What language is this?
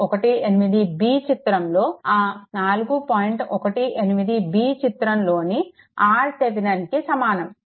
Telugu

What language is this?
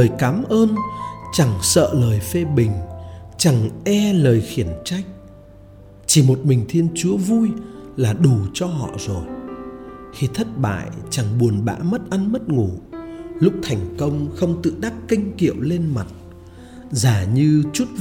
Vietnamese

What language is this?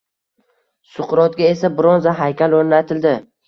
Uzbek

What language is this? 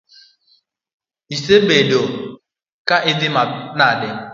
Luo (Kenya and Tanzania)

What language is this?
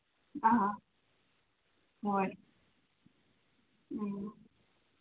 Manipuri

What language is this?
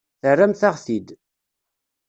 Kabyle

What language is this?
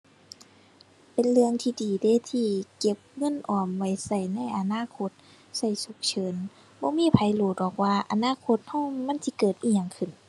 Thai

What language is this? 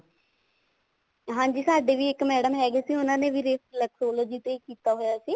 Punjabi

